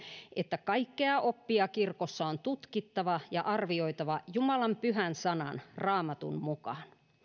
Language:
Finnish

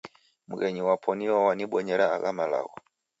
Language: Taita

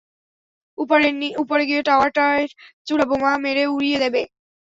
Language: Bangla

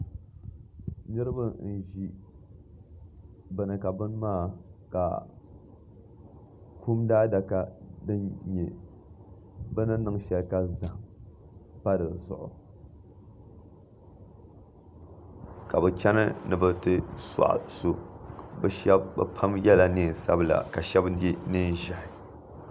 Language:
Dagbani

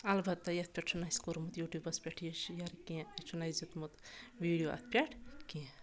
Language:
Kashmiri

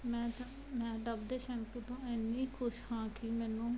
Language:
Punjabi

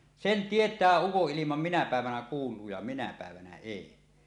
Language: Finnish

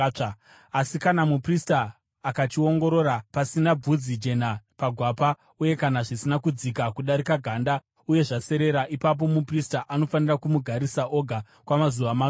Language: Shona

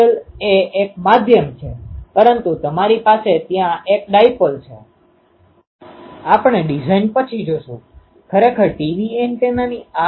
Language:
Gujarati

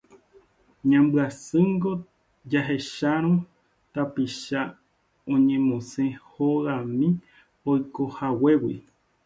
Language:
Guarani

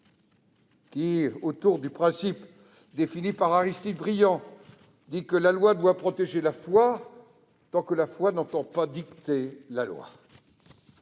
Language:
French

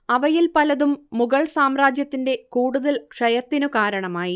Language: Malayalam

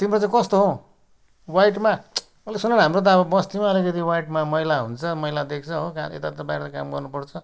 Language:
Nepali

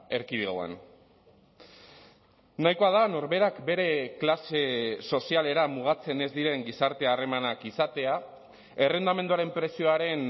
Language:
Basque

